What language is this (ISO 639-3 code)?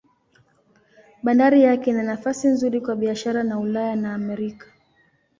swa